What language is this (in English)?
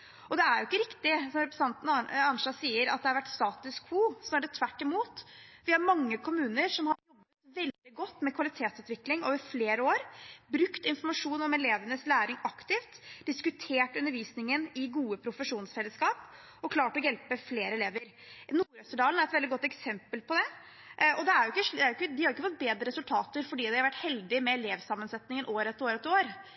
Norwegian Bokmål